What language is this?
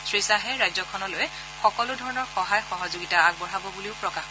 Assamese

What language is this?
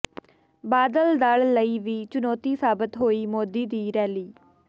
Punjabi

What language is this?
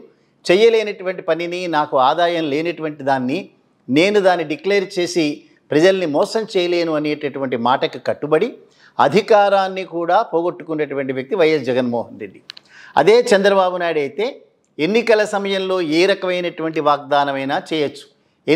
Telugu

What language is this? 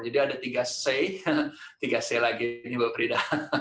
Indonesian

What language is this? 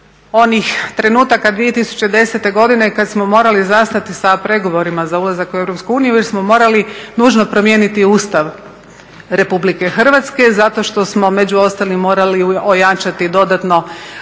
Croatian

